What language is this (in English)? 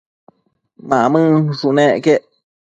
Matsés